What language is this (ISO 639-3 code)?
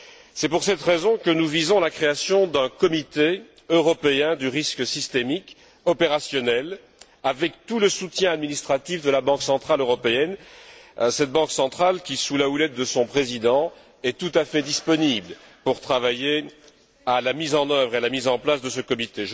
fra